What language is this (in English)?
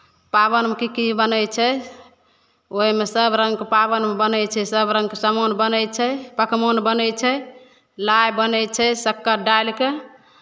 Maithili